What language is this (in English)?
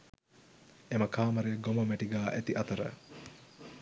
Sinhala